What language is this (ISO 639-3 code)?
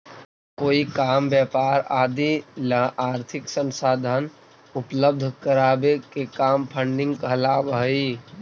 mag